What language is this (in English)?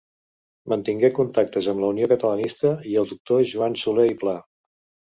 Catalan